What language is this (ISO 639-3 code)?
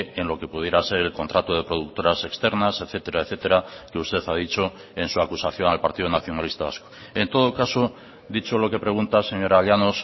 spa